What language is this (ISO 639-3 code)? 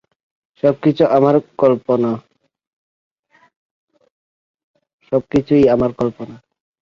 ben